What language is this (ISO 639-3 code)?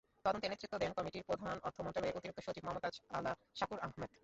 ben